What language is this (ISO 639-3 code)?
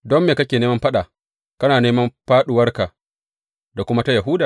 hau